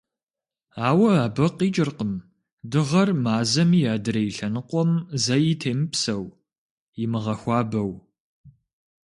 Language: Kabardian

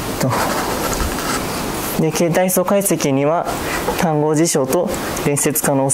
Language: Japanese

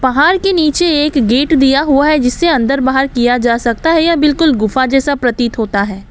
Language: Hindi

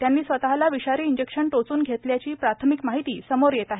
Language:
Marathi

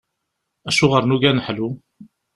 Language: Kabyle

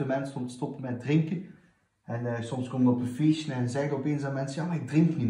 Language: Dutch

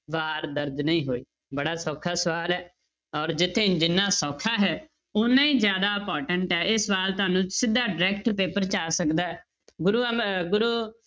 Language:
Punjabi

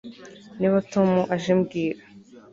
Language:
Kinyarwanda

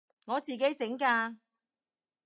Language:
Cantonese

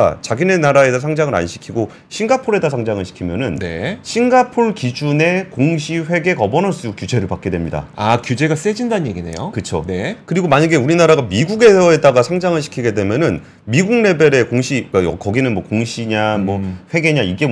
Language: Korean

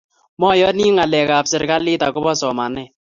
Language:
Kalenjin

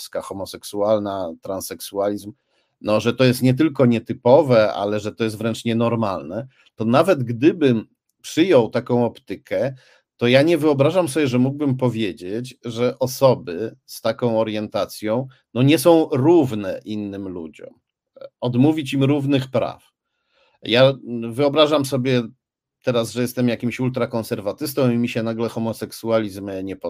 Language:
Polish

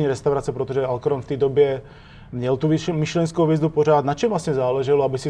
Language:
Czech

